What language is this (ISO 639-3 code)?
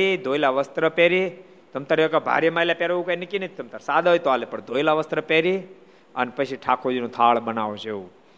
guj